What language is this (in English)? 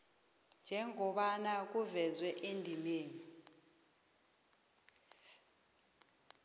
South Ndebele